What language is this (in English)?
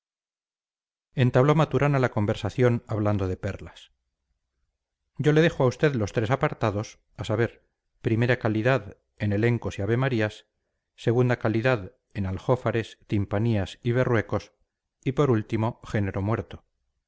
Spanish